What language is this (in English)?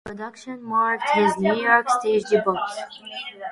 English